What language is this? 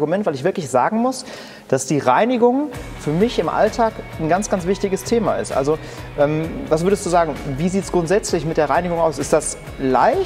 German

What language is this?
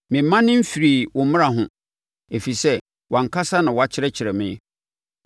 Akan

